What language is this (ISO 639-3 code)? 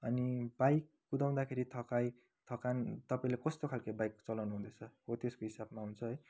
nep